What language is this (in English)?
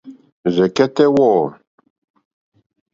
Mokpwe